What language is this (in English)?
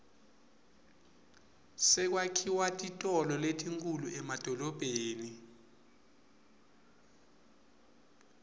Swati